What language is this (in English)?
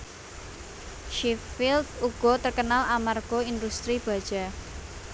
Javanese